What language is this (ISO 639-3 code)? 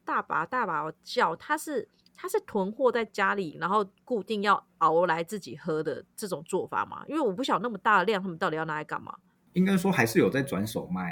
zho